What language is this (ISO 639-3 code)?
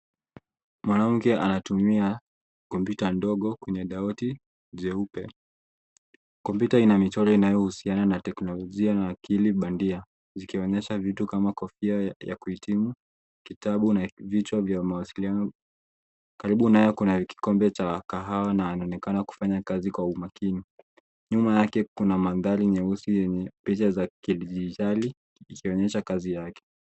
swa